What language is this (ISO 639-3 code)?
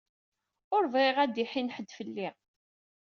kab